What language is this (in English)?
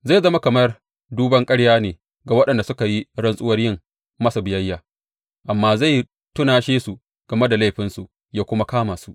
Hausa